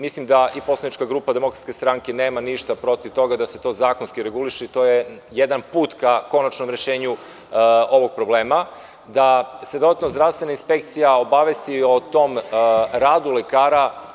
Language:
Serbian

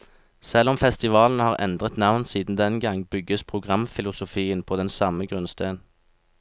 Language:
Norwegian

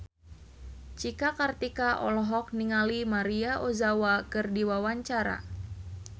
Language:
Sundanese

